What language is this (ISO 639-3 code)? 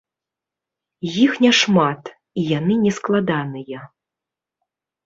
bel